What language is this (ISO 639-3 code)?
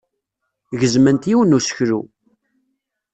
kab